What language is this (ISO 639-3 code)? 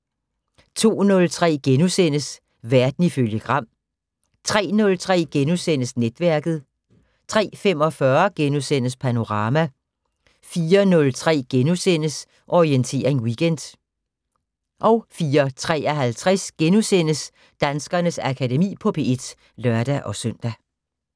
dan